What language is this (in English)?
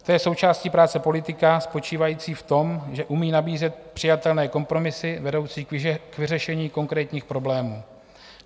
Czech